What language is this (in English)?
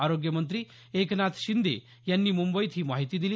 Marathi